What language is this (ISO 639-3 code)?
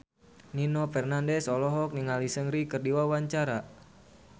sun